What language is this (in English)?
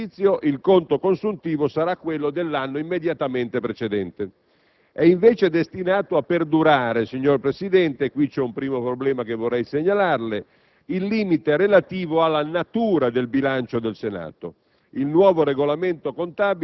Italian